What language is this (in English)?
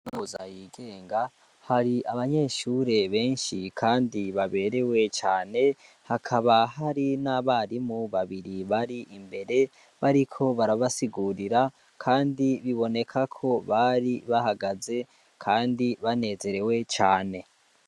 Rundi